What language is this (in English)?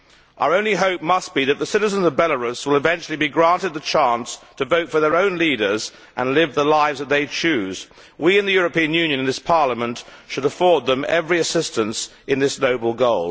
English